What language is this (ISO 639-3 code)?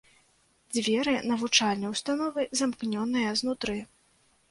bel